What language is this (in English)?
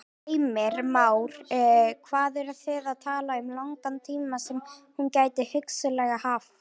Icelandic